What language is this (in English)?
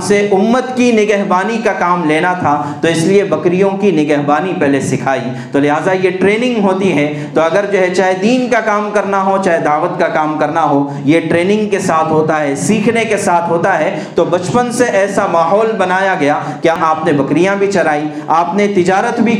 Urdu